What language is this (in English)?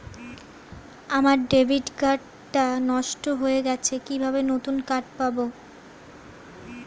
Bangla